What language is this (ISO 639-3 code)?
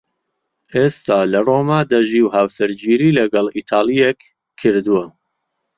ckb